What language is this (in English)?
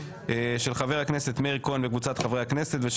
Hebrew